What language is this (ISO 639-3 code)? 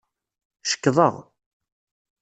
kab